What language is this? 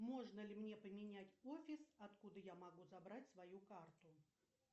Russian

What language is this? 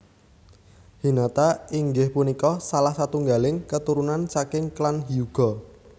Javanese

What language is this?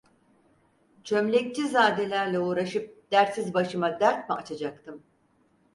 Turkish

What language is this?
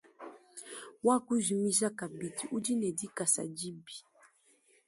Luba-Lulua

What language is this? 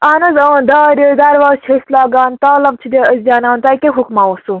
Kashmiri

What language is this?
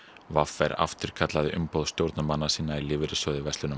Icelandic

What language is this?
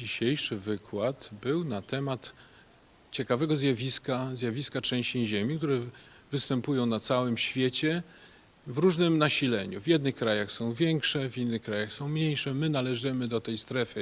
Polish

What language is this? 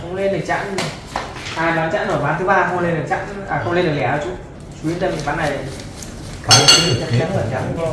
Vietnamese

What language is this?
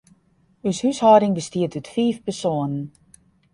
Western Frisian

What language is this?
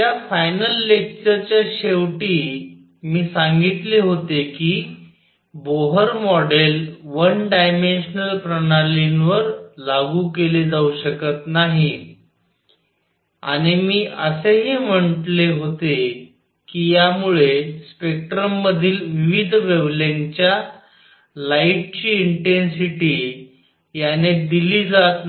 Marathi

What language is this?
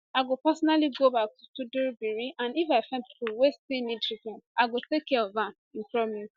Nigerian Pidgin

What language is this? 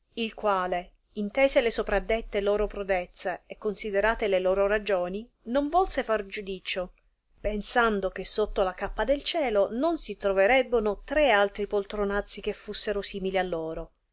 Italian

